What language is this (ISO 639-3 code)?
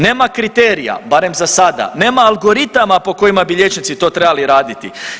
hrv